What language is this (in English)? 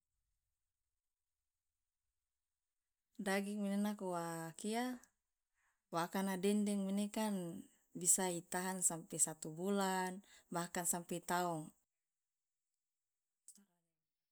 Loloda